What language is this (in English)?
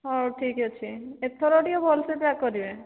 Odia